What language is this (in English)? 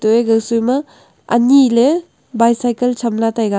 Wancho Naga